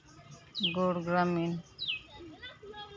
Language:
Santali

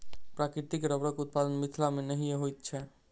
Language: Maithili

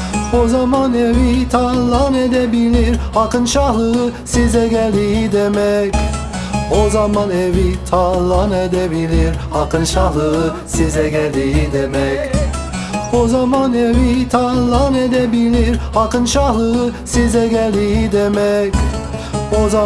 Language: Turkish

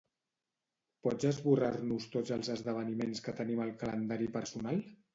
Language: Catalan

